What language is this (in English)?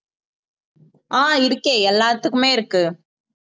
Tamil